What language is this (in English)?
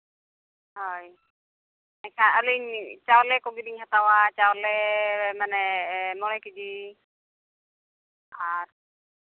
Santali